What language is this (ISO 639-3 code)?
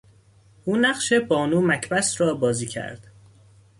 fas